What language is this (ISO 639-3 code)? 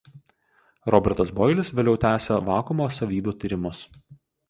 lit